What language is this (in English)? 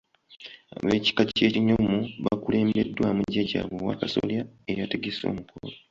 Ganda